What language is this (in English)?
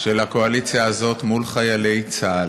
Hebrew